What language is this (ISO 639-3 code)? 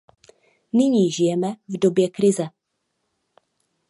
ces